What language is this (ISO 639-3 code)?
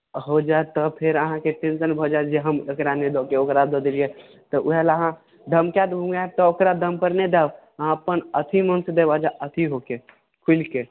mai